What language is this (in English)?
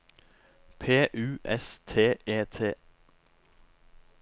Norwegian